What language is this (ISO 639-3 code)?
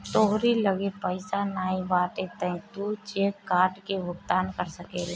bho